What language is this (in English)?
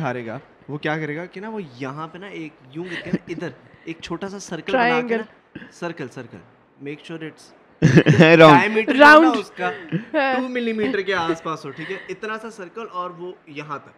Urdu